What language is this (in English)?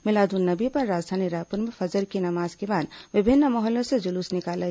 Hindi